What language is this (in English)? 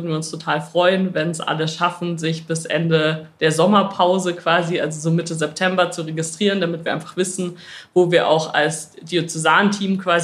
German